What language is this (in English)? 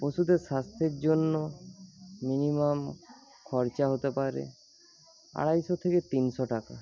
Bangla